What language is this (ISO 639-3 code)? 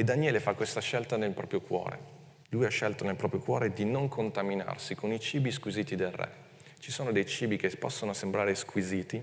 ita